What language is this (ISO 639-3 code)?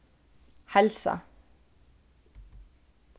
fao